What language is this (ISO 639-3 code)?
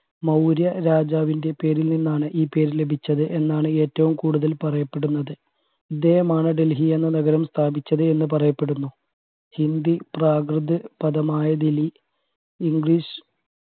mal